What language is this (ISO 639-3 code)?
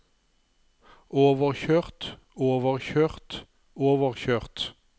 nor